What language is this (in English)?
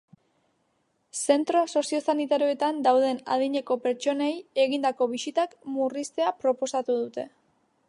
Basque